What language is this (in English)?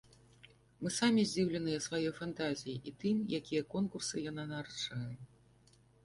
Belarusian